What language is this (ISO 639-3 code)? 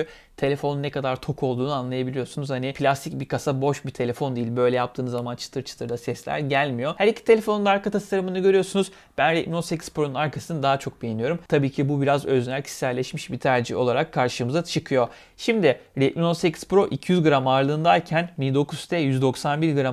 tur